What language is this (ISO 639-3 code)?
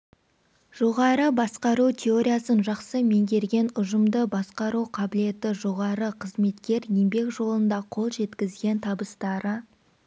kaz